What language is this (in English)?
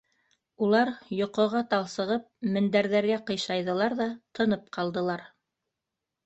Bashkir